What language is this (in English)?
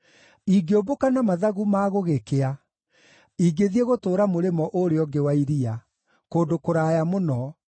Kikuyu